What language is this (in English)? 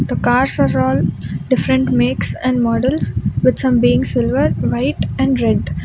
English